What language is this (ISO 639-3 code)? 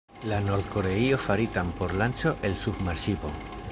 epo